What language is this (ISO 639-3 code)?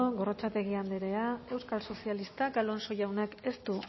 eus